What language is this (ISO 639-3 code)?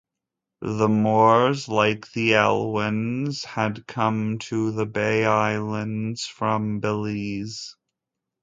eng